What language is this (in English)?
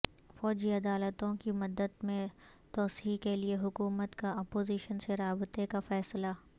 Urdu